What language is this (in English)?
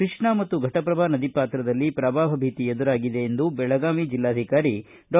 Kannada